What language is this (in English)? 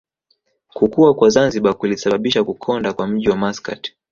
Swahili